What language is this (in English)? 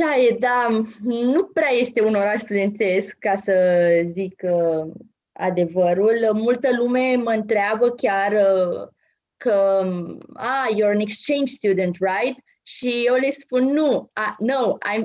Romanian